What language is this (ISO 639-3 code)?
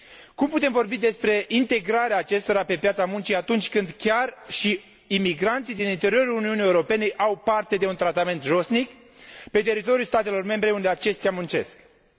ron